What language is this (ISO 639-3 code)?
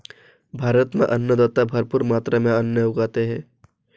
hin